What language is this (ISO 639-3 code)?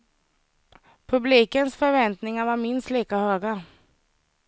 swe